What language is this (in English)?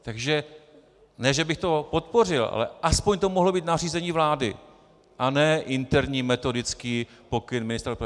Czech